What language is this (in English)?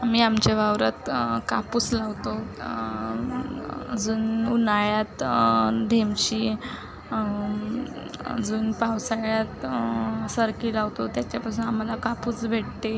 Marathi